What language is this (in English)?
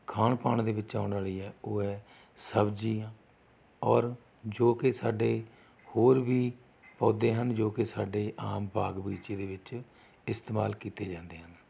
Punjabi